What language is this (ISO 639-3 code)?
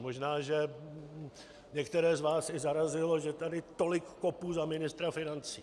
ces